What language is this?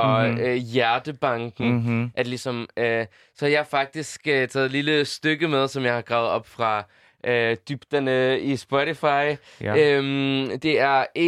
Danish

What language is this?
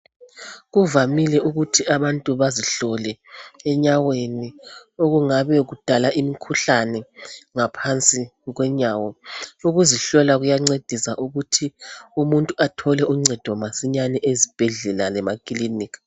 North Ndebele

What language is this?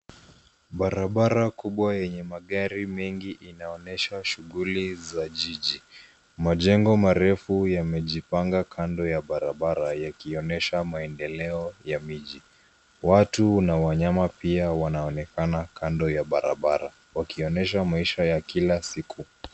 Swahili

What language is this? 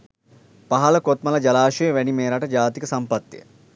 Sinhala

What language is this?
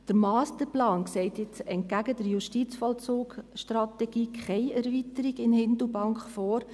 Swiss German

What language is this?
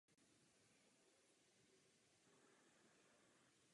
Czech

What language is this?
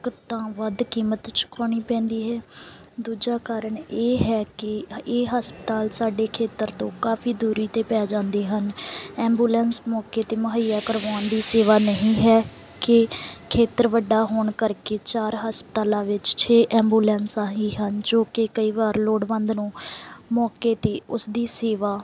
Punjabi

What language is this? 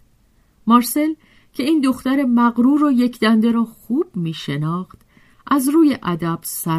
Persian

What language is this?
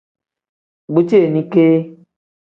Tem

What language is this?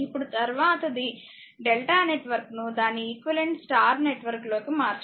Telugu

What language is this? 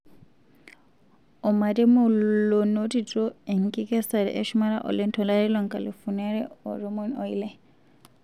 Masai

